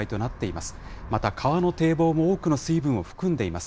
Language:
Japanese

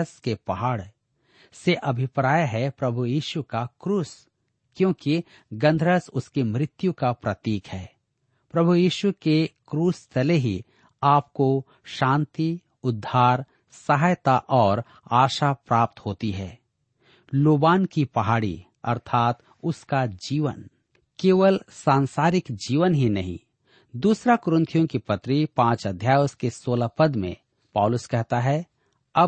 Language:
Hindi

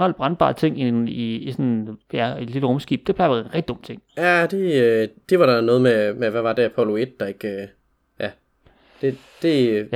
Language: Danish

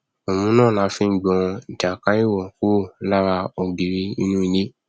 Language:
Yoruba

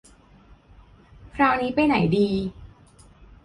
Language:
Thai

